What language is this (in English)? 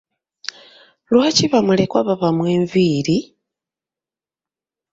Ganda